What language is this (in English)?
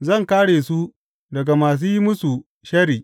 Hausa